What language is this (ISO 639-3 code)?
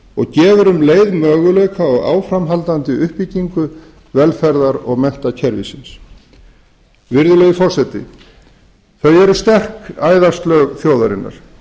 isl